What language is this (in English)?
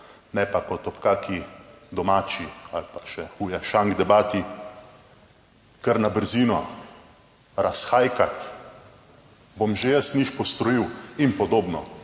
Slovenian